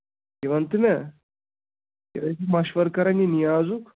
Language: Kashmiri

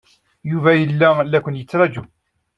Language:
Kabyle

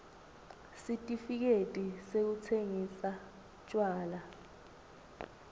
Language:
Swati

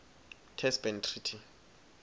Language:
Swati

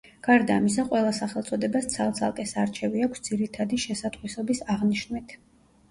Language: Georgian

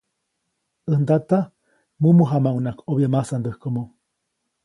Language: Copainalá Zoque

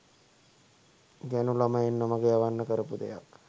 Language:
Sinhala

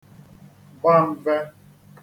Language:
Igbo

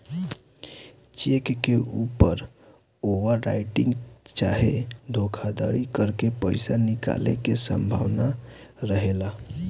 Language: Bhojpuri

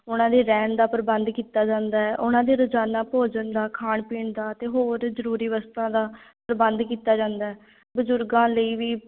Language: Punjabi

